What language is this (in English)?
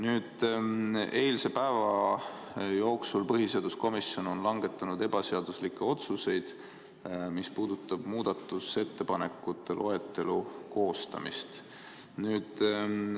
Estonian